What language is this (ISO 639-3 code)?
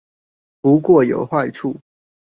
zho